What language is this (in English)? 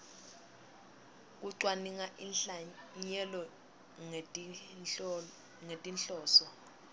Swati